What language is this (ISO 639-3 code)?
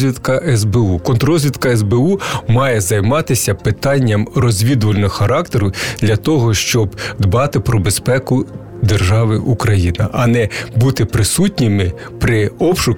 ukr